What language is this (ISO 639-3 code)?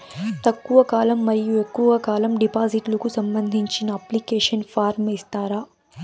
tel